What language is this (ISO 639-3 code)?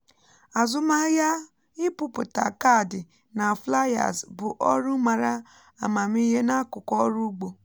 ibo